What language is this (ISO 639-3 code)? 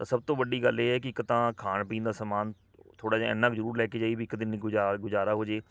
pan